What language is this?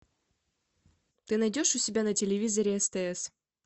Russian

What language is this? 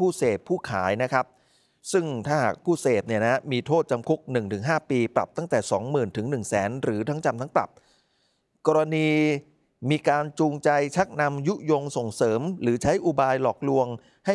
Thai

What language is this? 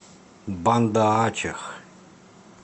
Russian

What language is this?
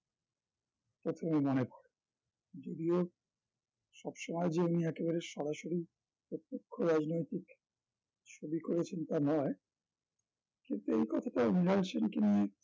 Bangla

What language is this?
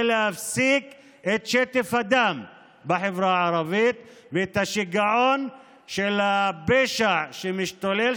Hebrew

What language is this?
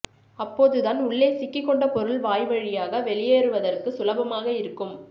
Tamil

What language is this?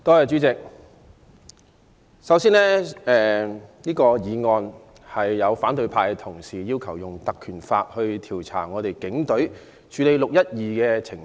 Cantonese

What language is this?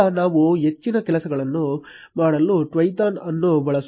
Kannada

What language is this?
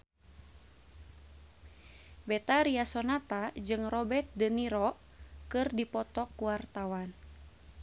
Sundanese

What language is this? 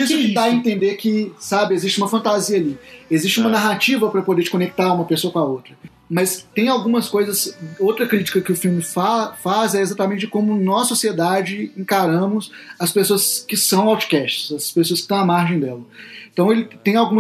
Portuguese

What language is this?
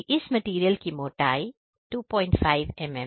Hindi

